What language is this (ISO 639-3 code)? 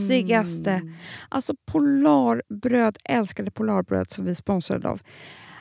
swe